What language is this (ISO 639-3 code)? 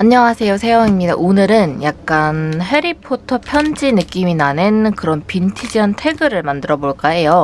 kor